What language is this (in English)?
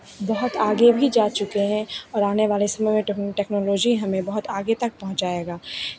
Hindi